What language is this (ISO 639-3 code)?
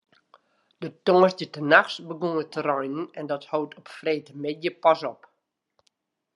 fry